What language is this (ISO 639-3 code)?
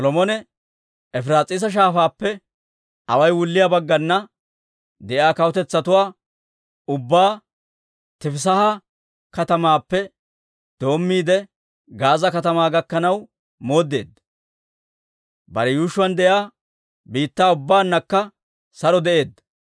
dwr